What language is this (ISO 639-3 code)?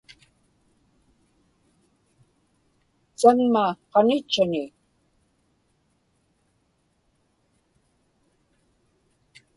ipk